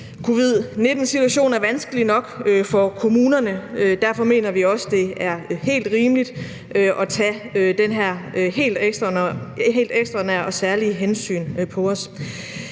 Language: Danish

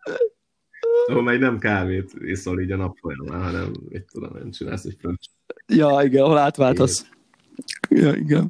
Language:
Hungarian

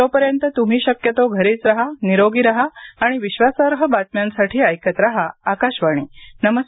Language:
Marathi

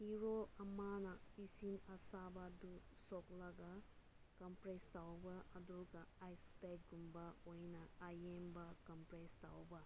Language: Manipuri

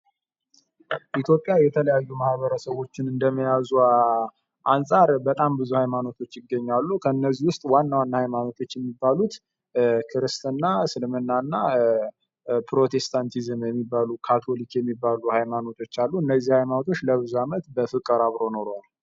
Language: Amharic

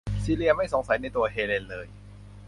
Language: Thai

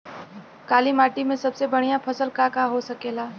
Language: Bhojpuri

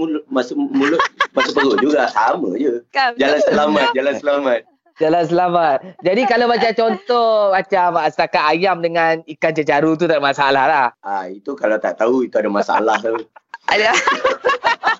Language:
Malay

